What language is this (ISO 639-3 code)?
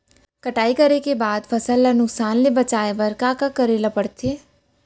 hne